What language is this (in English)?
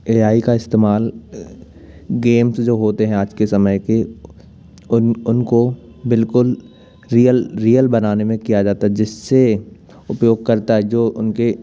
Hindi